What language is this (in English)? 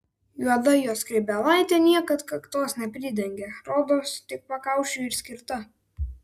Lithuanian